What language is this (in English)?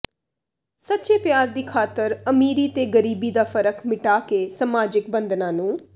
Punjabi